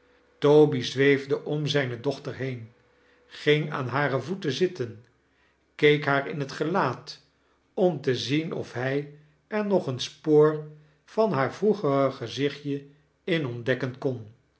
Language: Dutch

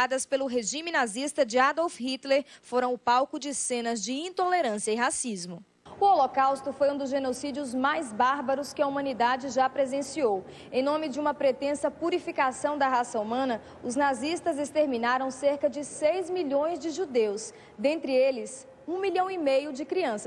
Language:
Portuguese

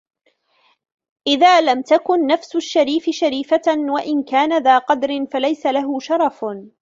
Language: Arabic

